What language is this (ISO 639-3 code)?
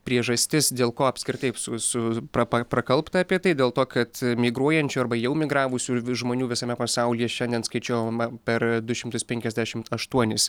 lit